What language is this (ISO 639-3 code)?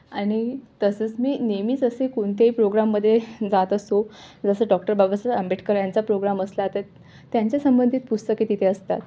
mar